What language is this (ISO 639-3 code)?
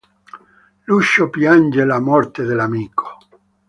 ita